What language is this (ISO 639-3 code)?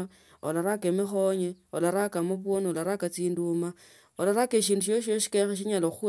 lto